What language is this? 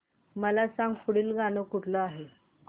Marathi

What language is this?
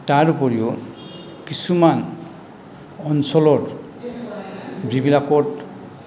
Assamese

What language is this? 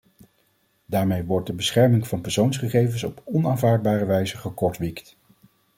Dutch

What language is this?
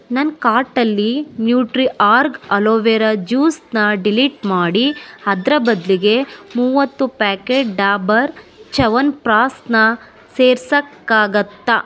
Kannada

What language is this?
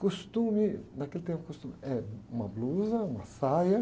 Portuguese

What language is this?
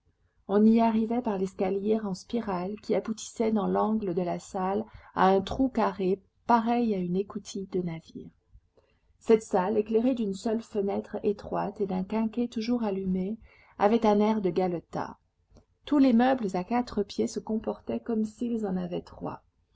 French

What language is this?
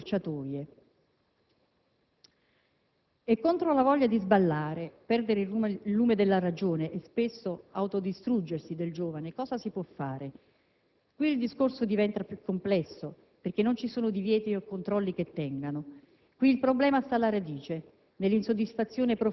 Italian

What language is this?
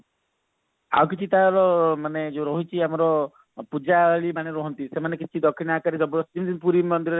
Odia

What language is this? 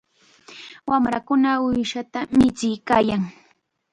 Chiquián Ancash Quechua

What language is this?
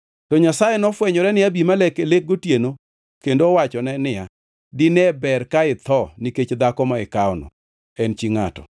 Luo (Kenya and Tanzania)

